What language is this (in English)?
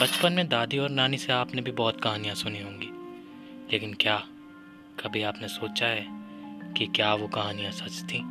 Hindi